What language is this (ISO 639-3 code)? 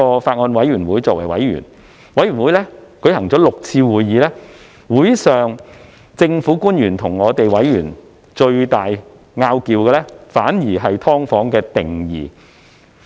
yue